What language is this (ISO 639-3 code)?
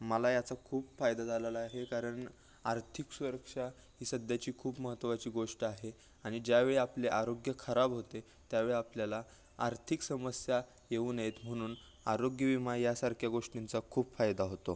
mar